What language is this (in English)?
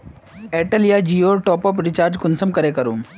Magahi